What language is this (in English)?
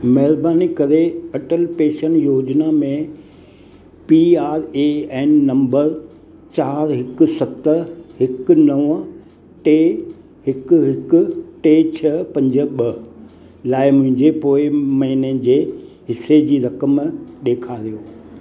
Sindhi